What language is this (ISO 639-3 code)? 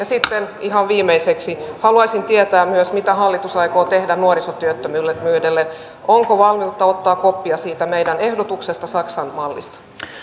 fin